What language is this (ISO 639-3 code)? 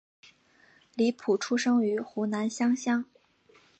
zho